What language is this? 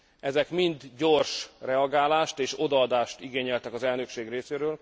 Hungarian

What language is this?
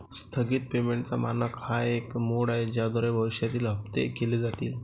Marathi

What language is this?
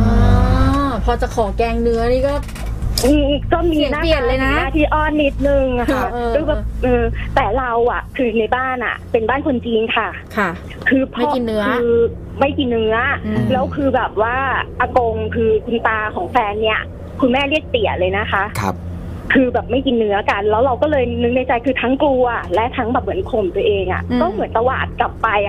Thai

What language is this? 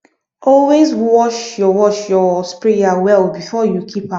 Nigerian Pidgin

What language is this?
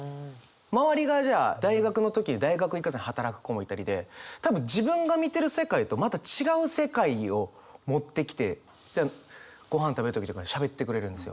Japanese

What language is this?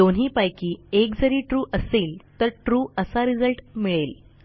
Marathi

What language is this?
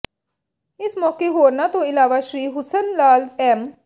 Punjabi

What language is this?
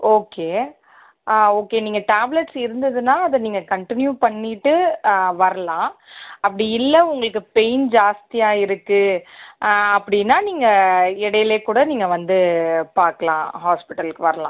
Tamil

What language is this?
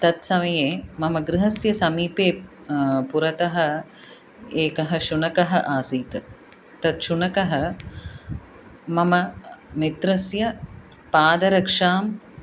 Sanskrit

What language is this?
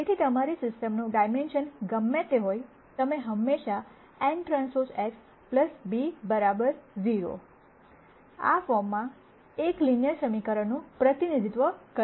Gujarati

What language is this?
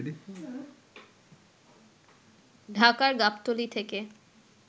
Bangla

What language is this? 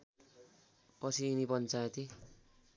Nepali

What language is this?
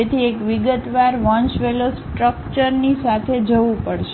Gujarati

